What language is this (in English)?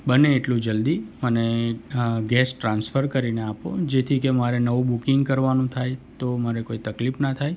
Gujarati